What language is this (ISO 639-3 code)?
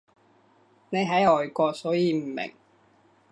yue